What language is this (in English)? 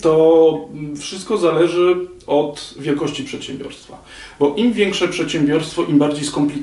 Polish